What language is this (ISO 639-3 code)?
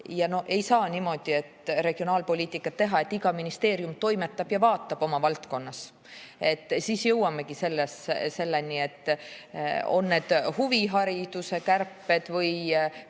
est